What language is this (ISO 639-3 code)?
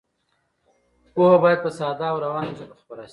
pus